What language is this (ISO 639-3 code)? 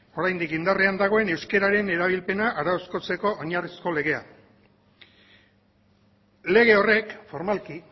eus